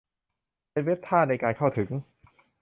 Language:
Thai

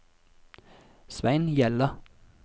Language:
Norwegian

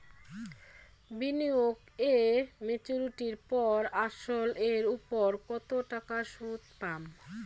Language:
Bangla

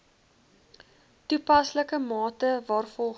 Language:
Afrikaans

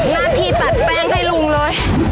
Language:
Thai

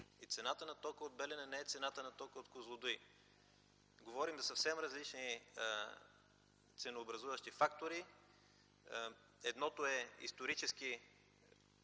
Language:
Bulgarian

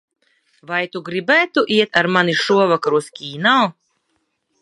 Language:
Latvian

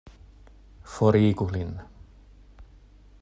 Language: Esperanto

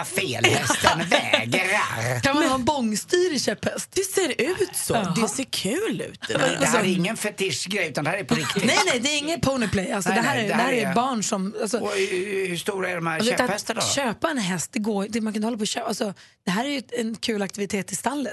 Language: Swedish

